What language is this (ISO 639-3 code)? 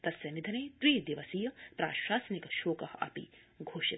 san